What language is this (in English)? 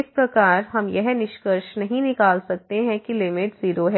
Hindi